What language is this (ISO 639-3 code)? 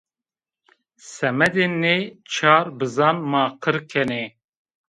zza